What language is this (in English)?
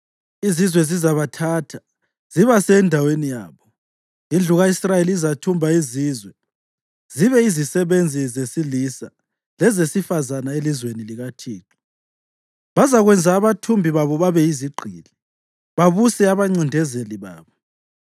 North Ndebele